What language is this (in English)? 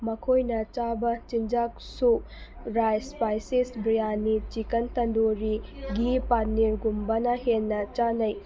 Manipuri